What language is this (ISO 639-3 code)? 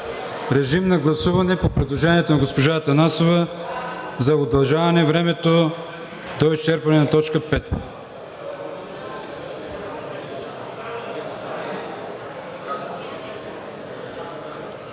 bul